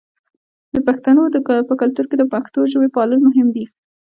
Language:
Pashto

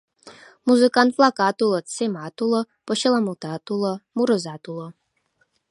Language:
Mari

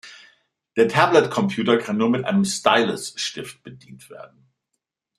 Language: German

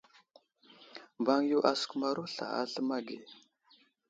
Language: Wuzlam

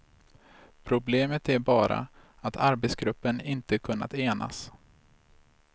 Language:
Swedish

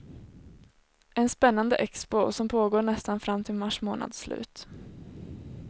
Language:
Swedish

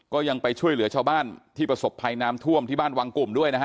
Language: Thai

